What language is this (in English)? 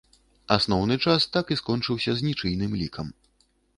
Belarusian